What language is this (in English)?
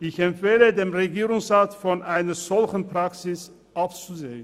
Swiss German